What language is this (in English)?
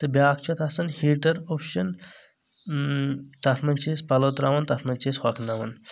Kashmiri